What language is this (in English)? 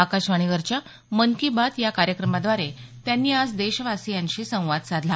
Marathi